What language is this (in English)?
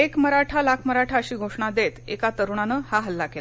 Marathi